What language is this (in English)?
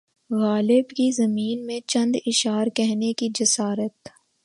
Urdu